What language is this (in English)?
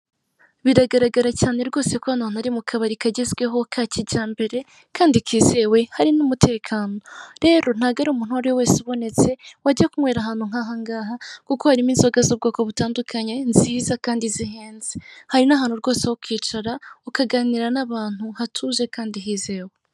Kinyarwanda